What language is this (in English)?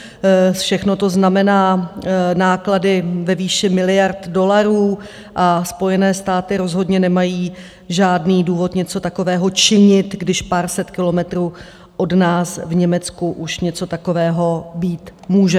Czech